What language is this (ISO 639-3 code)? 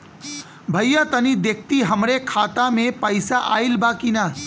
bho